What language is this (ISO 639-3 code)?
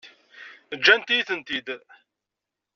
kab